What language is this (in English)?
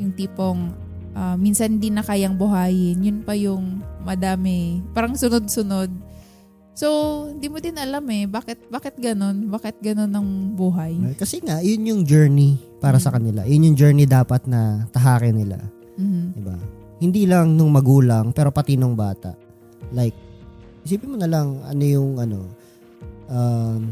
Filipino